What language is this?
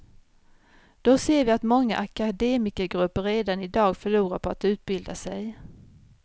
Swedish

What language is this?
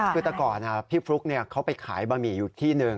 Thai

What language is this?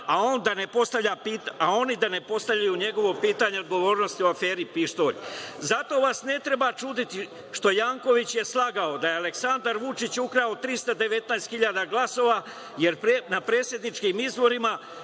Serbian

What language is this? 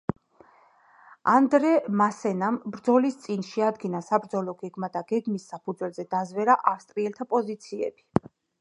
Georgian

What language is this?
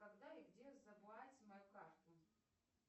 Russian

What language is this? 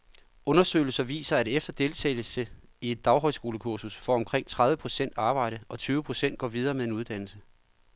Danish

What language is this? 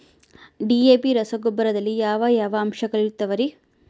Kannada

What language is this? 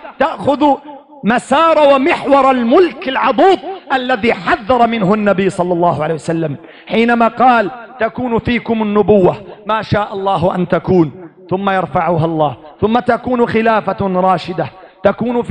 Arabic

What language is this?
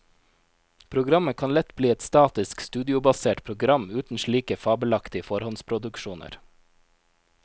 Norwegian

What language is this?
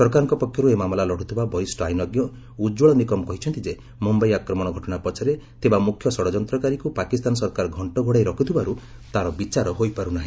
Odia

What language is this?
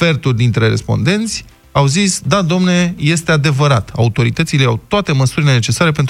Romanian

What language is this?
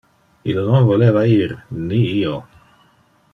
Interlingua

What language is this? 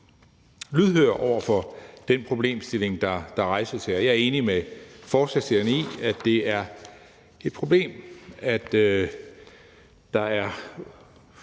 Danish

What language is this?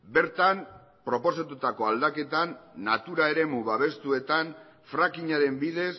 Basque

